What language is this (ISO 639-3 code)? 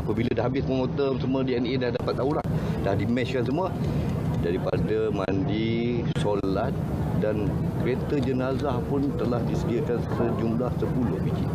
msa